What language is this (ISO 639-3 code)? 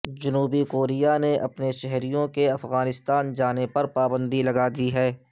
urd